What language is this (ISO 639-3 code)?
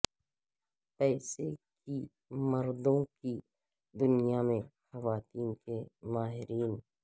urd